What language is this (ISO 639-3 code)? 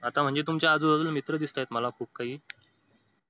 mar